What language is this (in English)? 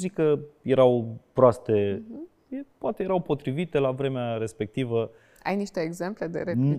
Romanian